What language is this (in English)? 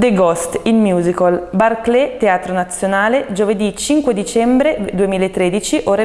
Italian